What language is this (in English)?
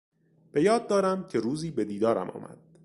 Persian